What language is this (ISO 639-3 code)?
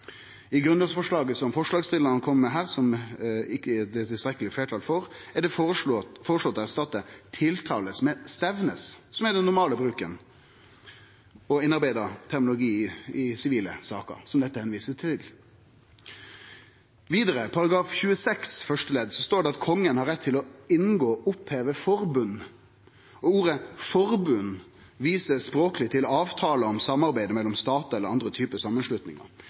nno